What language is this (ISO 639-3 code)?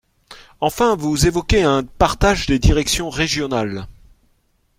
fra